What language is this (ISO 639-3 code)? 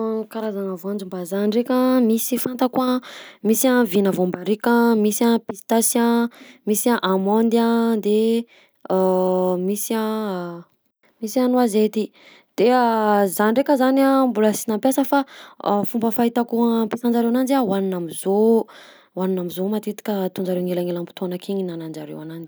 bzc